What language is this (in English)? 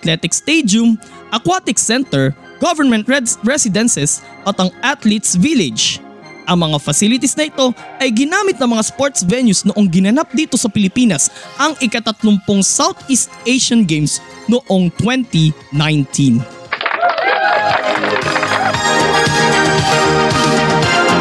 Filipino